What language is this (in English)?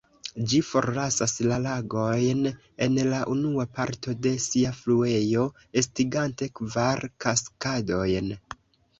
Esperanto